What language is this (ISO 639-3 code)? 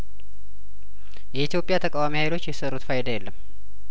amh